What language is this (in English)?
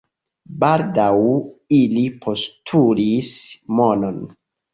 Esperanto